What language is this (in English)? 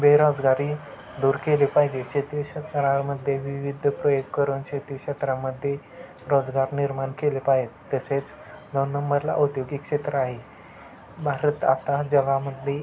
Marathi